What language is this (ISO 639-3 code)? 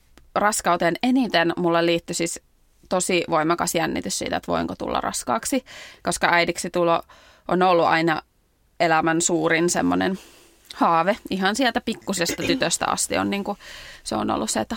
fin